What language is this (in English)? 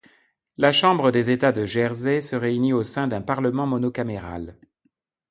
French